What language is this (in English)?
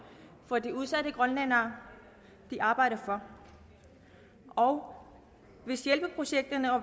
Danish